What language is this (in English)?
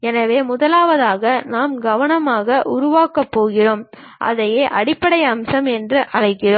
Tamil